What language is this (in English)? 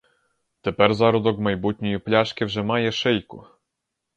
Ukrainian